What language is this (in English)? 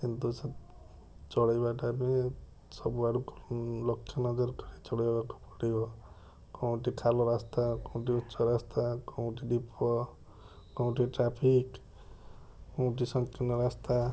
Odia